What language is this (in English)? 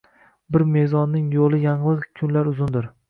Uzbek